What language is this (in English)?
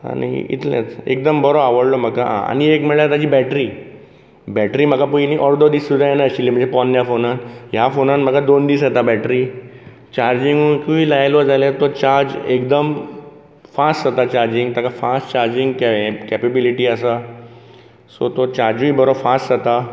Konkani